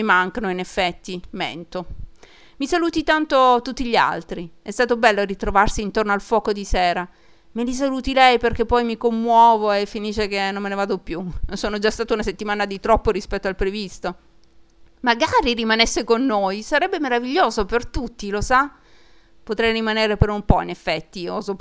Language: Italian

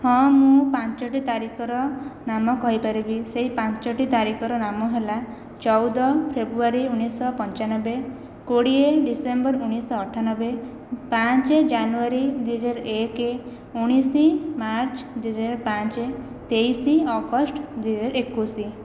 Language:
Odia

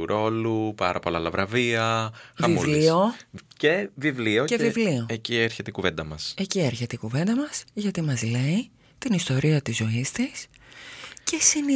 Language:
Greek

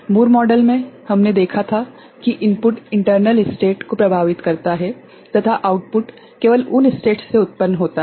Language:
Hindi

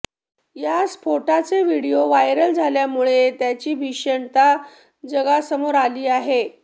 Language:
Marathi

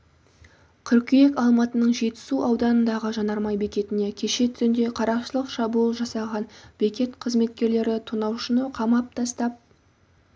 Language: Kazakh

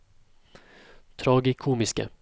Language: Norwegian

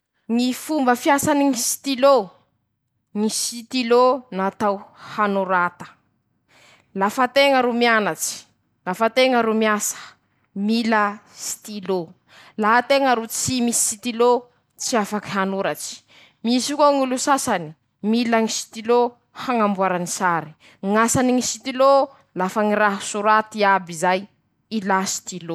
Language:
Masikoro Malagasy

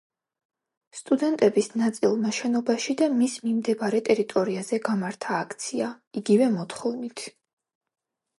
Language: Georgian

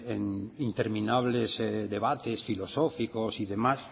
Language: Spanish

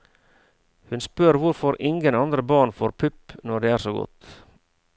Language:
Norwegian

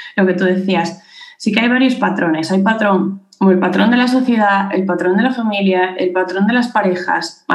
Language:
Spanish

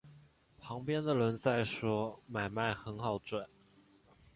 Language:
Chinese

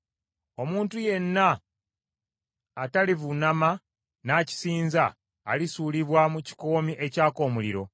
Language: Ganda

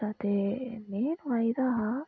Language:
Dogri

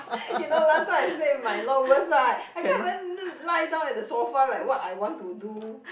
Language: English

